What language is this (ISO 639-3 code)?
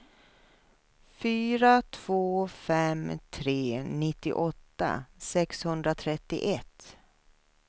swe